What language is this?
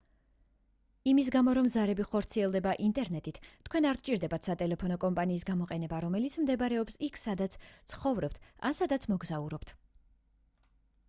Georgian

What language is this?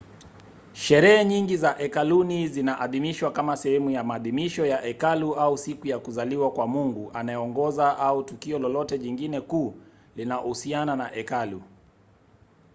Swahili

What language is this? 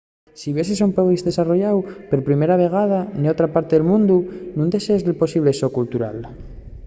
Asturian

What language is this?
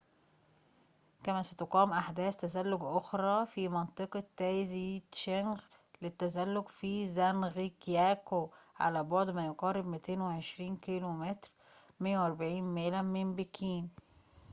Arabic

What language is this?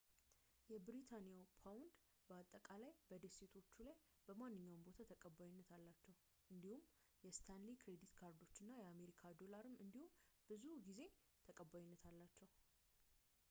Amharic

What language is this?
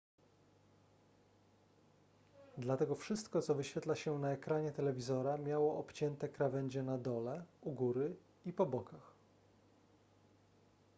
Polish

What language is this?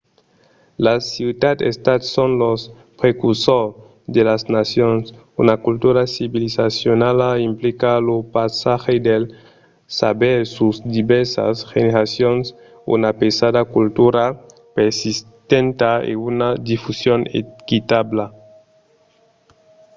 Occitan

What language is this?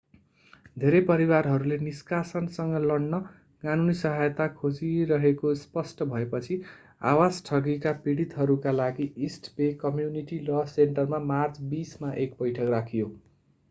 Nepali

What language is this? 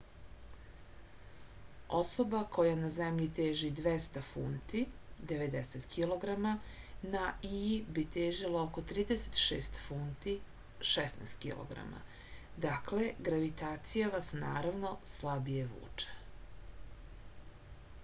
Serbian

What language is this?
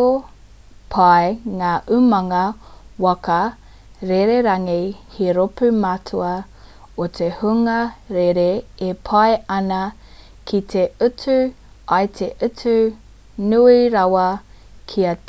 Māori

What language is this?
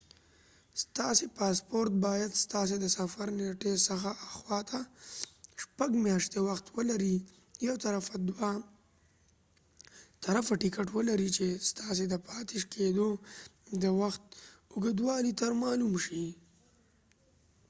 Pashto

